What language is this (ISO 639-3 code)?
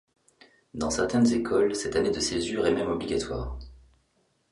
fra